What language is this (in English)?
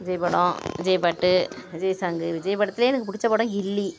Tamil